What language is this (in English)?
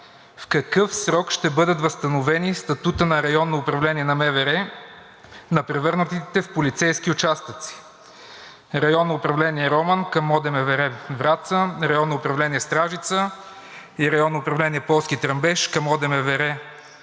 Bulgarian